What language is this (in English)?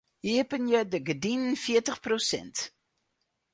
Western Frisian